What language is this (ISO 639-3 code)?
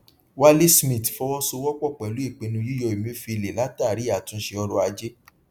yor